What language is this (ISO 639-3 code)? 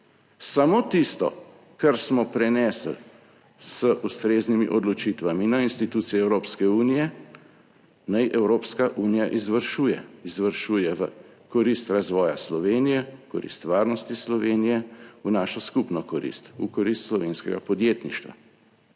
slv